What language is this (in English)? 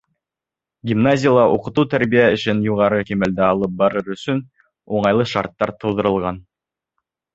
Bashkir